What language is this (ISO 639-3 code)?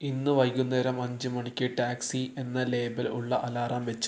mal